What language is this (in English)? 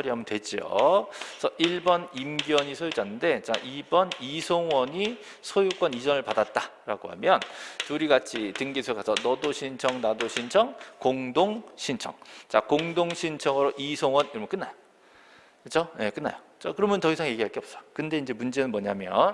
Korean